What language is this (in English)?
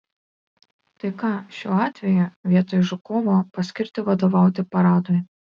Lithuanian